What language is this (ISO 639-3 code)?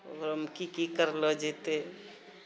mai